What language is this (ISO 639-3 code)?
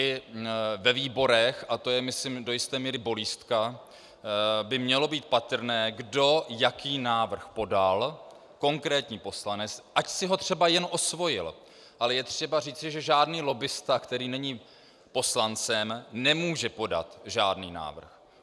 ces